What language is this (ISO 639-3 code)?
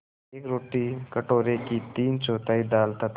hin